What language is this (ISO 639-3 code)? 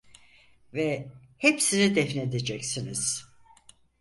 tur